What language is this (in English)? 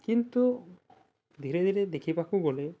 Odia